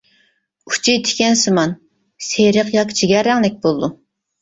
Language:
Uyghur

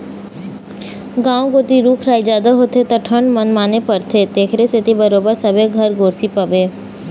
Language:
Chhattisgarhi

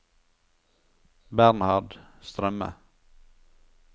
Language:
Norwegian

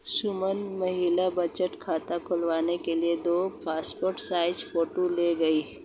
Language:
Hindi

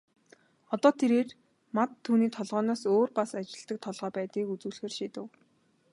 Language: Mongolian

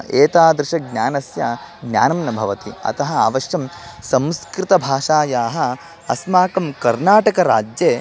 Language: Sanskrit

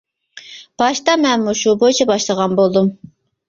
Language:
Uyghur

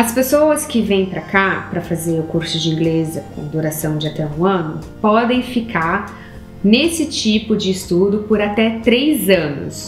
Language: Portuguese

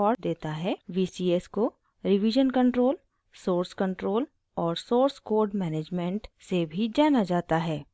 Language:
Hindi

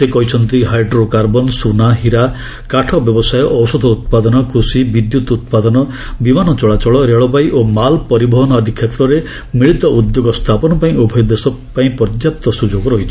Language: Odia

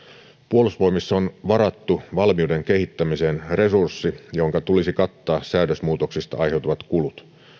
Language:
Finnish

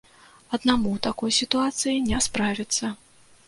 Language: Belarusian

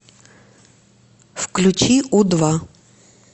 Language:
Russian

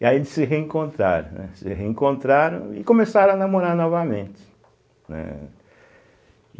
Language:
Portuguese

